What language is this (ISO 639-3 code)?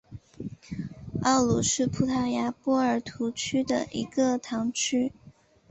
zho